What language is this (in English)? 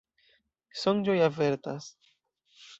Esperanto